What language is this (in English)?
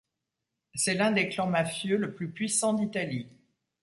French